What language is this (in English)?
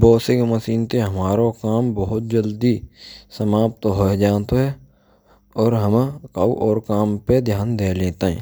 Braj